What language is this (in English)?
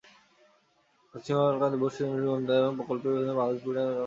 Bangla